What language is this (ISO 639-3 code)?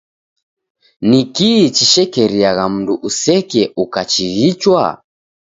dav